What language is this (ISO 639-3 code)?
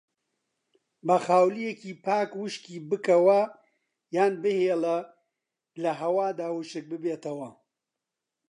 ckb